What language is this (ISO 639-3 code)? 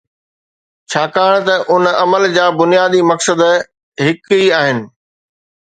snd